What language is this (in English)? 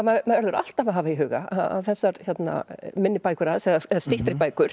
Icelandic